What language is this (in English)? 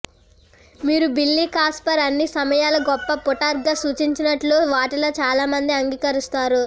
Telugu